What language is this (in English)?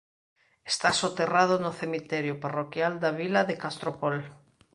Galician